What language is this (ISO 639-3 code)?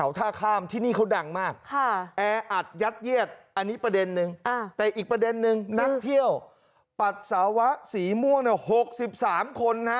tha